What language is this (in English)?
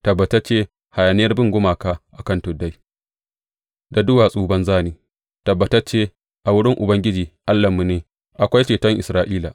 Hausa